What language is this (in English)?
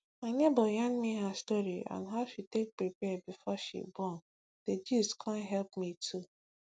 Nigerian Pidgin